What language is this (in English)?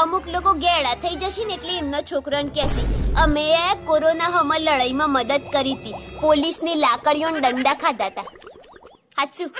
Hindi